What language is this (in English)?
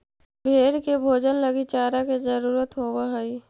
Magahi